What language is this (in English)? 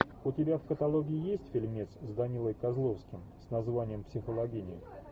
Russian